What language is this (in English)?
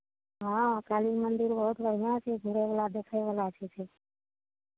Maithili